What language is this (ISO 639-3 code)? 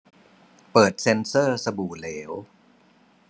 tha